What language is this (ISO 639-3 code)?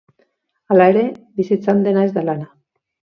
eus